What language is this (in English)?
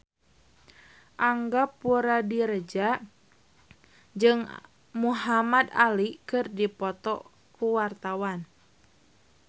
Sundanese